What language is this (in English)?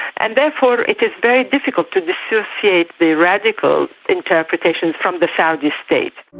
English